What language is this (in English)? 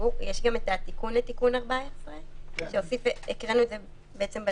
Hebrew